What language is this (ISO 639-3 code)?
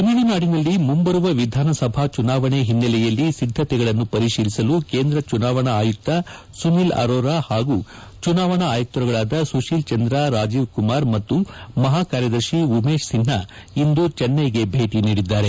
kan